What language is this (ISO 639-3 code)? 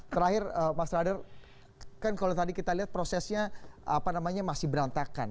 ind